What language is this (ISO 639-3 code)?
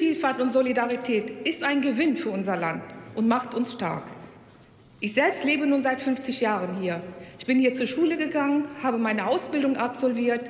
deu